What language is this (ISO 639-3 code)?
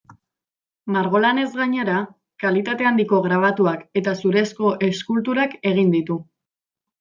eus